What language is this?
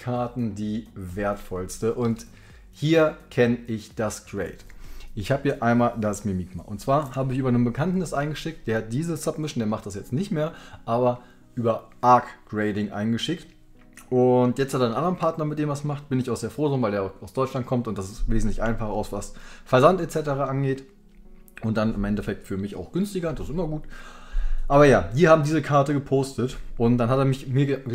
German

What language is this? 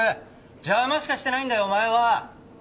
Japanese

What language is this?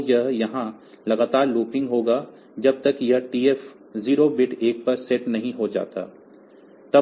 Hindi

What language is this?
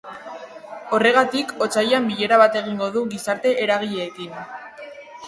Basque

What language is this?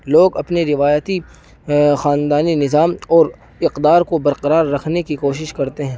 Urdu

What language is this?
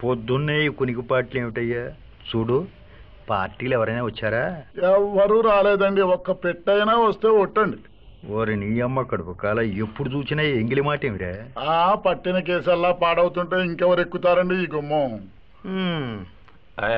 Telugu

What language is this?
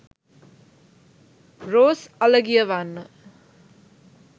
Sinhala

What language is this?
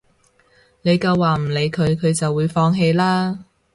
Cantonese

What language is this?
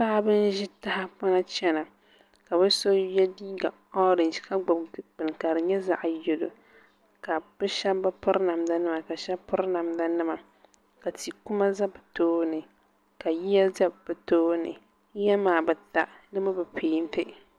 Dagbani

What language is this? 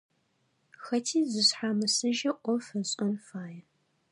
Adyghe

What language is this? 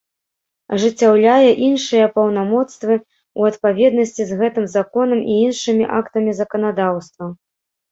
Belarusian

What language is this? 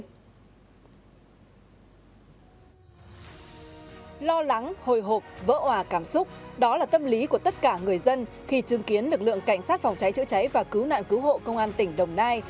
Vietnamese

